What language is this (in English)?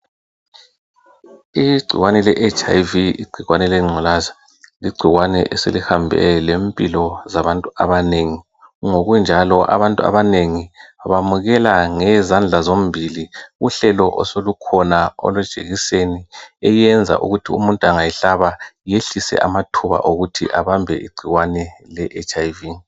North Ndebele